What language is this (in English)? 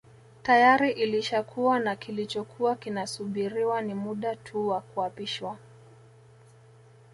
Swahili